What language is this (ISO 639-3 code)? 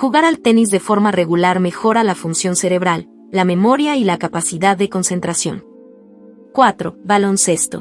spa